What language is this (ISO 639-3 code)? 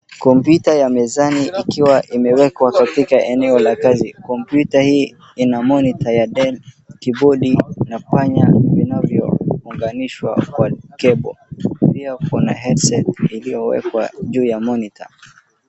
swa